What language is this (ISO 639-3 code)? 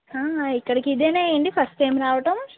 tel